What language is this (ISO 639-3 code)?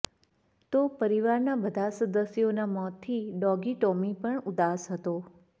guj